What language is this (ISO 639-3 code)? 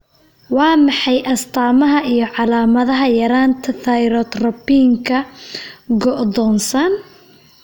som